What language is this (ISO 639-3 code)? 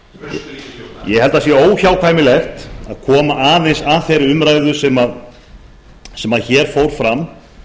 isl